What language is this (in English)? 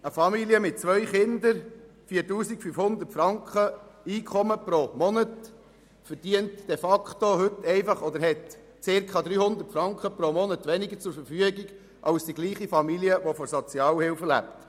Swiss German